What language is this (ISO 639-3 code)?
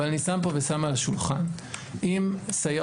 heb